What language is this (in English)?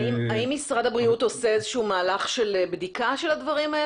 Hebrew